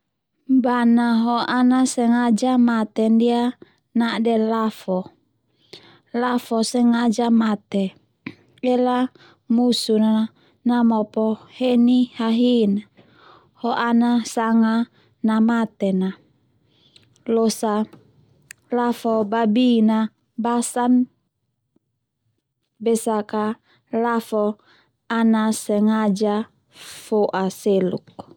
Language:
Termanu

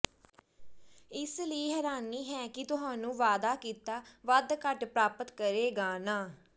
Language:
Punjabi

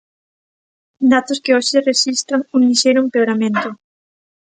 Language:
Galician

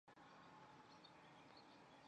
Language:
Chinese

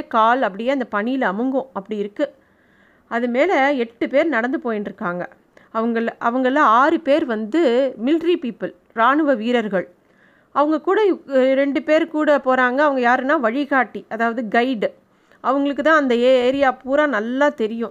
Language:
Tamil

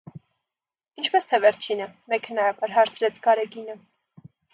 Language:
Armenian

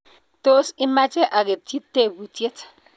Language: Kalenjin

